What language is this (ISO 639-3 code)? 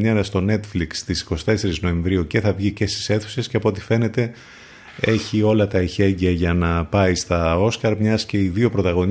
ell